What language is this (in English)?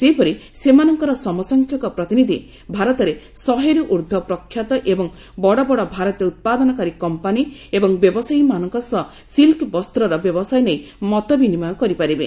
Odia